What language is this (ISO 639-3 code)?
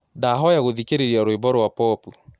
kik